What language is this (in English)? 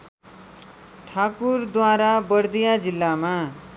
Nepali